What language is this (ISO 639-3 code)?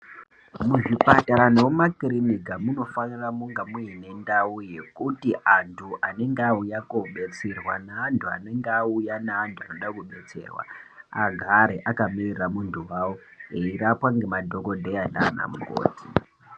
ndc